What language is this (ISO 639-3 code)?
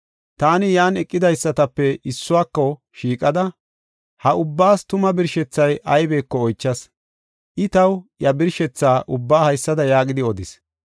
gof